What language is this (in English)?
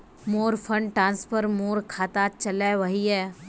Magahi